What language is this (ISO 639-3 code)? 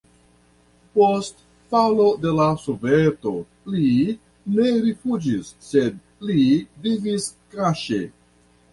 epo